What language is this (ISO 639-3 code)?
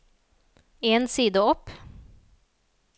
nor